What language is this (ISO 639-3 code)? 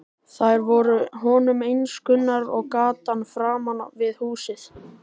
isl